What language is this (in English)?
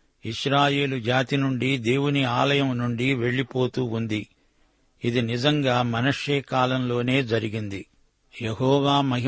Telugu